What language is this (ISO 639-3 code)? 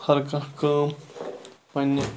kas